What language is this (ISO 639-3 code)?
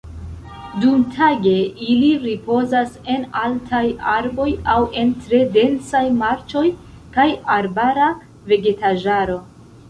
epo